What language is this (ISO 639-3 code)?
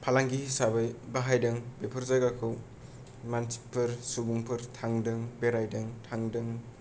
brx